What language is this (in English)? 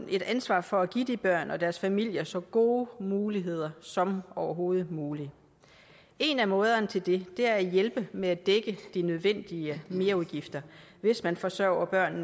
Danish